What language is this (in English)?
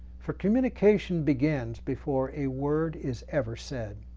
English